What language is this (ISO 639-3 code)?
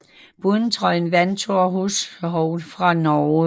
dan